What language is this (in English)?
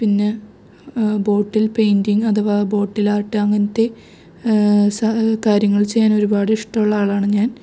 Malayalam